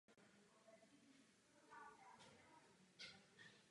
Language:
Czech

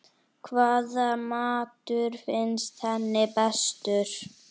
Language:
Icelandic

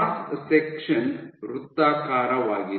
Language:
Kannada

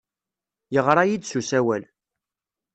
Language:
Kabyle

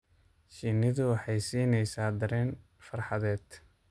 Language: Somali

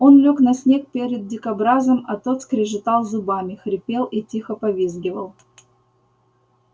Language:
Russian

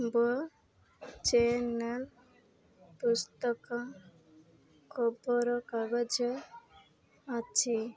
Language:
Odia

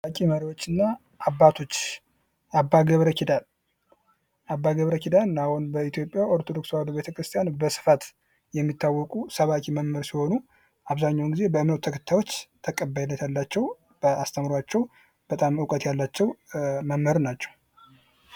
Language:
Amharic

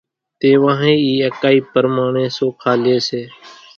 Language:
Kachi Koli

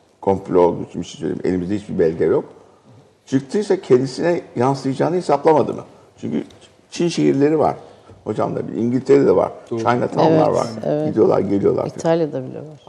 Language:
Turkish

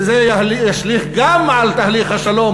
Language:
Hebrew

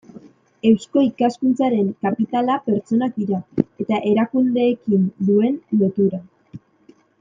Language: Basque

